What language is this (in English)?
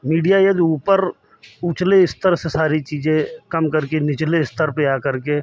Hindi